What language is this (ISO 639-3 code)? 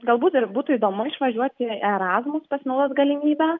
lit